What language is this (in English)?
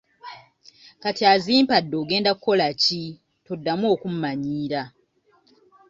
Ganda